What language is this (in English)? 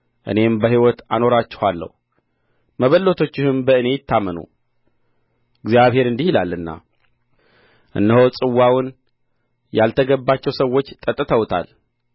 Amharic